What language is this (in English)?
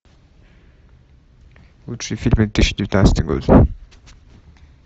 Russian